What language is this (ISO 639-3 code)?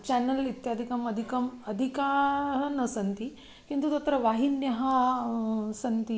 san